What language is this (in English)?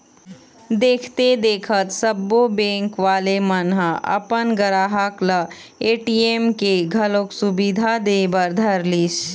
Chhattisgarhi